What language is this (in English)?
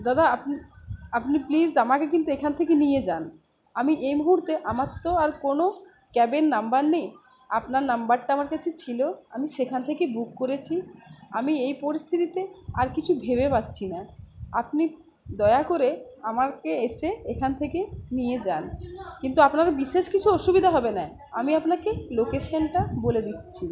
Bangla